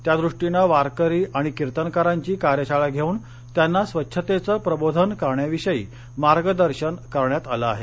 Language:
Marathi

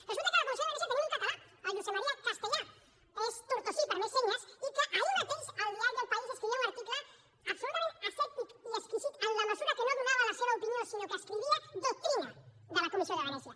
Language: Catalan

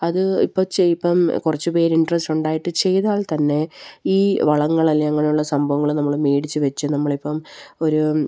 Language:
Malayalam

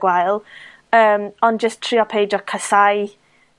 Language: Welsh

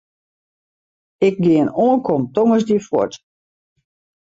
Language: Western Frisian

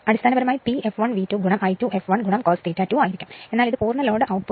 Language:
Malayalam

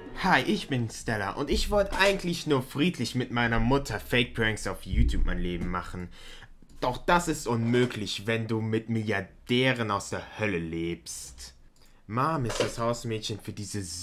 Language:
German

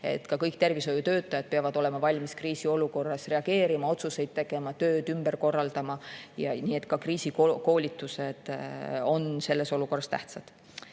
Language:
Estonian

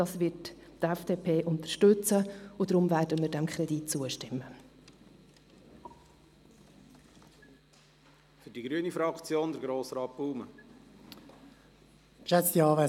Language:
Swiss German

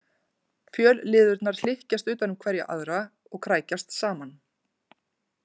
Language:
Icelandic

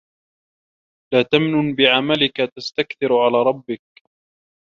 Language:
Arabic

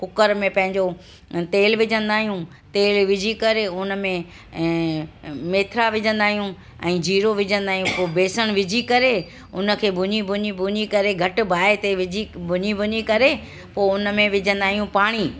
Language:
Sindhi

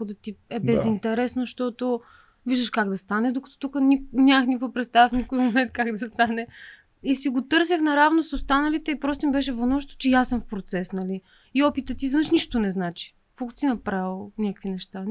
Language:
Bulgarian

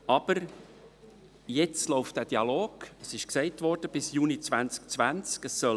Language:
Swiss German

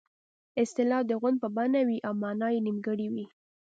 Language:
Pashto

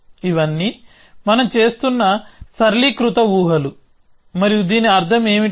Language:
Telugu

